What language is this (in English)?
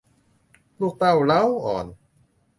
Thai